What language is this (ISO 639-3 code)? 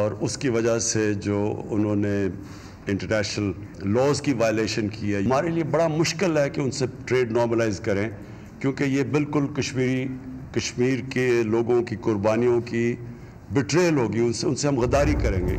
urd